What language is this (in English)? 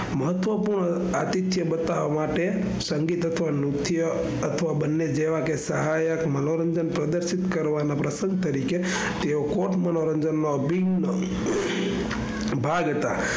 Gujarati